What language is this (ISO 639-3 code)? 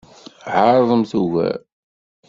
kab